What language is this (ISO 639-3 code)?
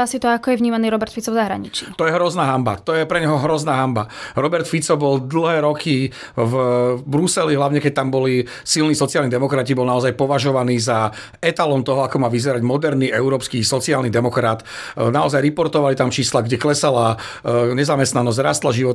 slk